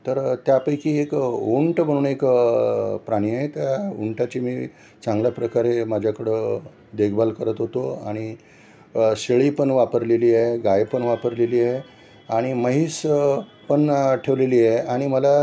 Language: Marathi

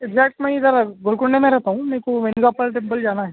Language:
Urdu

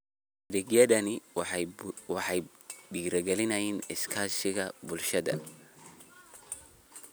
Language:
Somali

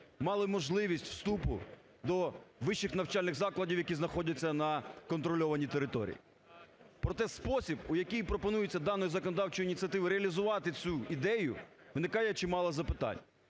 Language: Ukrainian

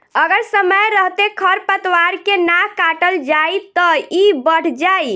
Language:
Bhojpuri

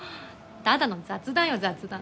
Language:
Japanese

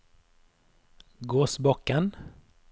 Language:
Norwegian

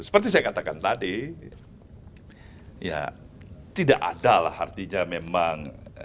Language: Indonesian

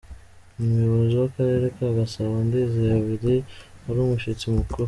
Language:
Kinyarwanda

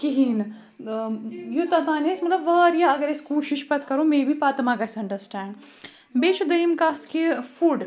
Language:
Kashmiri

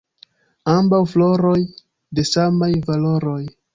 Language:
Esperanto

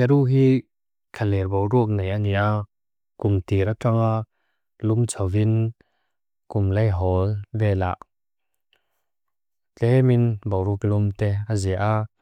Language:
Mizo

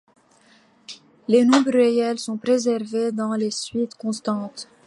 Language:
French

